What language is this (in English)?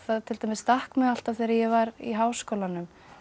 Icelandic